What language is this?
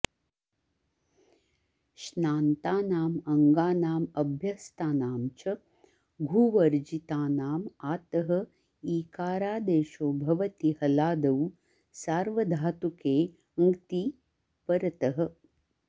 Sanskrit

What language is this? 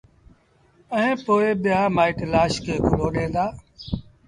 Sindhi Bhil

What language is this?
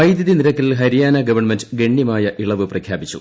Malayalam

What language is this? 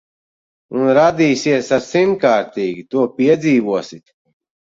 Latvian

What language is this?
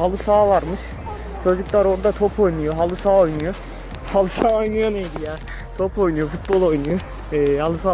Turkish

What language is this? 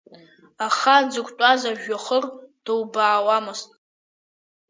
Abkhazian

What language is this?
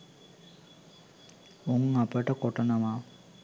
Sinhala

